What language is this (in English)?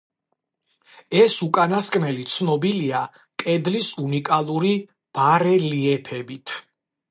Georgian